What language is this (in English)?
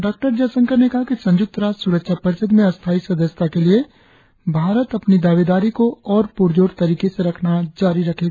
Hindi